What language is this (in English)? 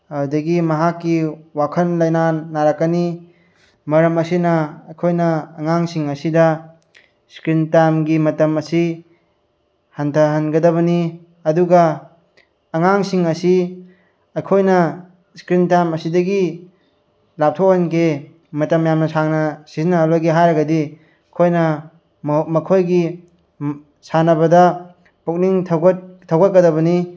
Manipuri